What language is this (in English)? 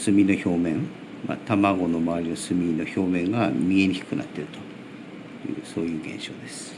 Japanese